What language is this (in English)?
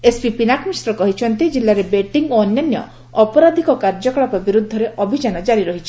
Odia